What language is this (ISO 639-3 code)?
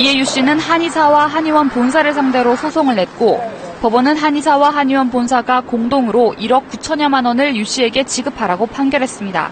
kor